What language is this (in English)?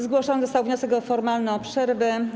Polish